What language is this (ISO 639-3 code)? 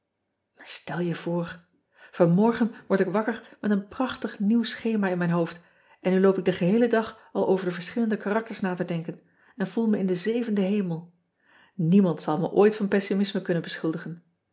nld